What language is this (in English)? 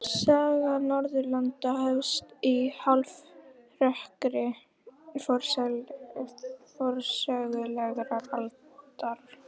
Icelandic